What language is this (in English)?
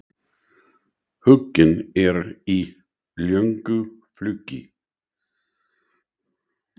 Icelandic